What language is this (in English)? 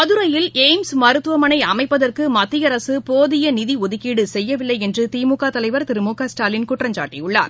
Tamil